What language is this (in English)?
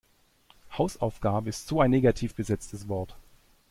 German